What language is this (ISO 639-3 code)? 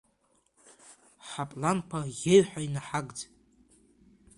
abk